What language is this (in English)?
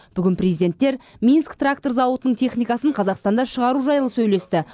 Kazakh